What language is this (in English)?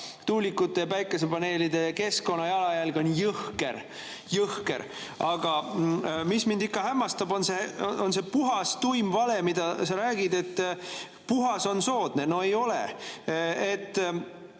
Estonian